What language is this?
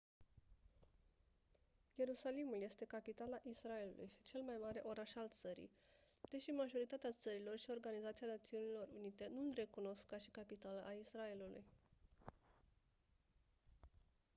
Romanian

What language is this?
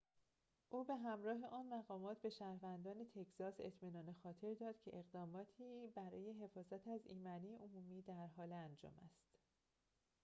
Persian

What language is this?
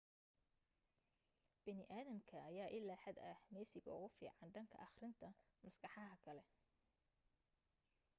Somali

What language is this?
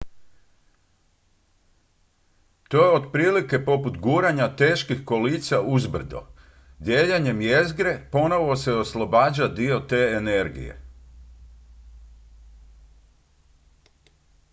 Croatian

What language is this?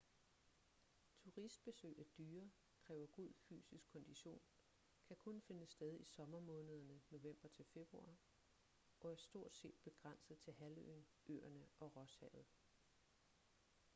Danish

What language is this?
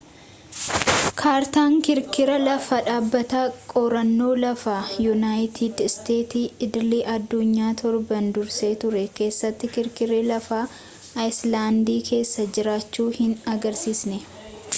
Oromo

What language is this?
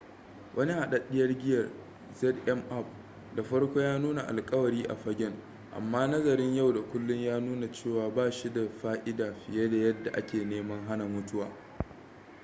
Hausa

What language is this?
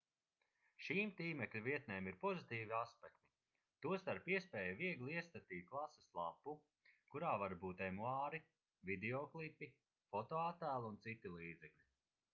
Latvian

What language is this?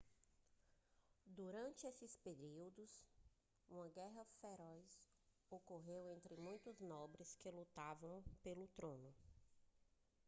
Portuguese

